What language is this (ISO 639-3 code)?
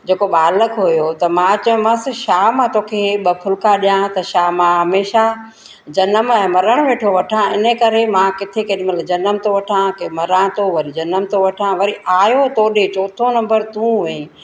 snd